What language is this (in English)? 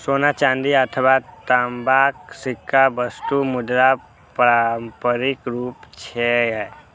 Maithili